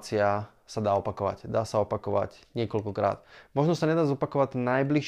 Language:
Slovak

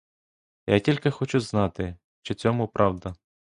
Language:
Ukrainian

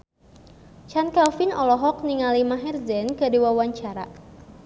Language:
Sundanese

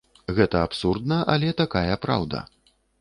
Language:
Belarusian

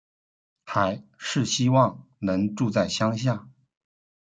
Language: Chinese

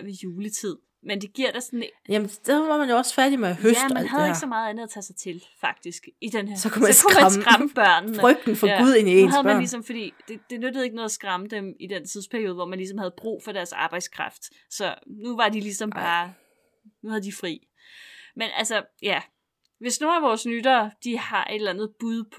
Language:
Danish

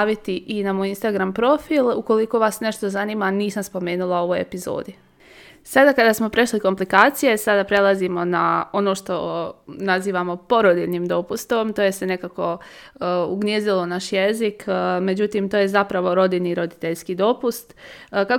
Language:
Croatian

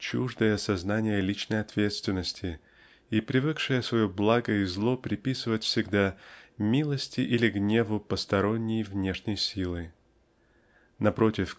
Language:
Russian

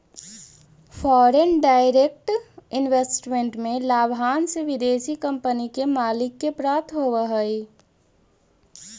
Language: Magahi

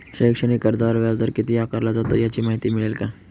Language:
Marathi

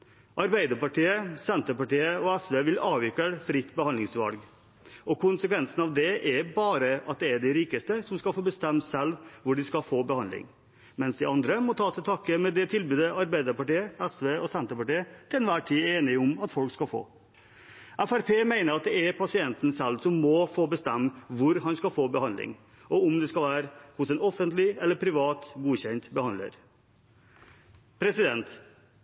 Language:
Norwegian Bokmål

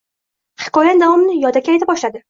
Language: Uzbek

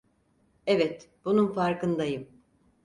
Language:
Turkish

